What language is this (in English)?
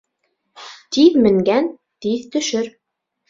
Bashkir